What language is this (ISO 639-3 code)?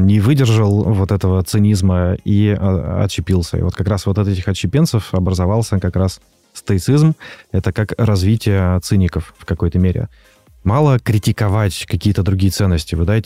rus